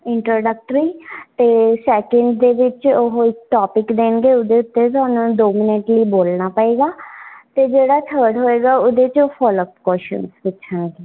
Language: Punjabi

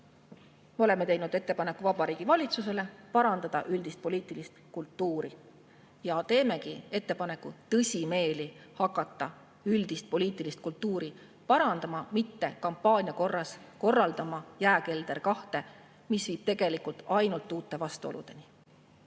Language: Estonian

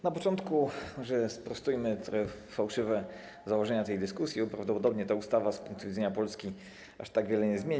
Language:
Polish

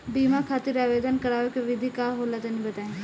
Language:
Bhojpuri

